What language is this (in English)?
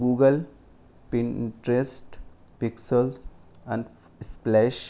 Urdu